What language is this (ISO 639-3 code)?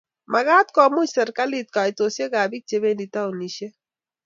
kln